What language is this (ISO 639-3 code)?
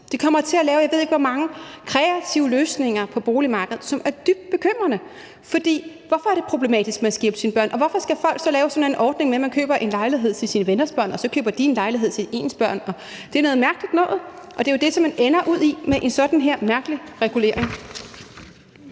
dan